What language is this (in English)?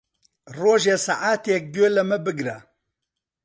Central Kurdish